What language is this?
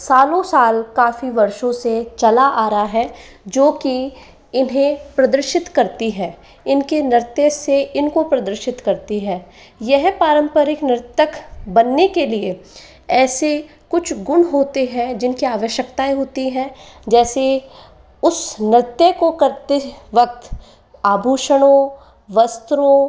Hindi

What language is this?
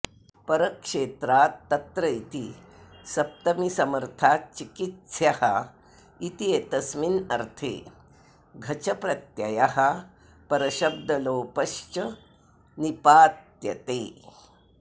Sanskrit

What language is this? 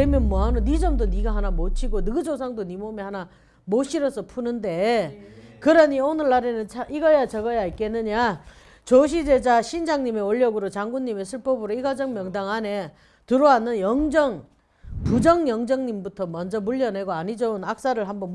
Korean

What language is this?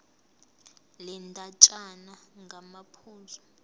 Zulu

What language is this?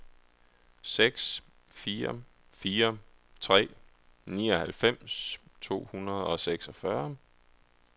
Danish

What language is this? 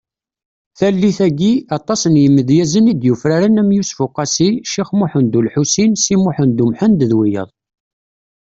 Kabyle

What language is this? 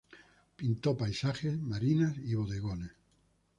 Spanish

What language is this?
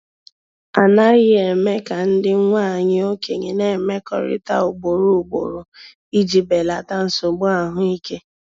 Igbo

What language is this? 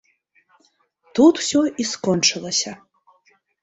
Belarusian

